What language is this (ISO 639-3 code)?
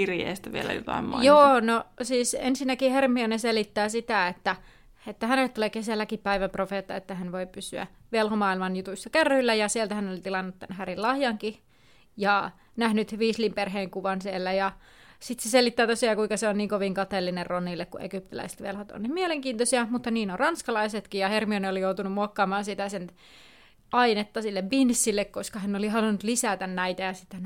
fin